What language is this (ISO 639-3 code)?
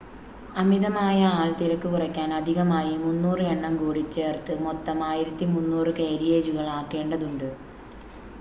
mal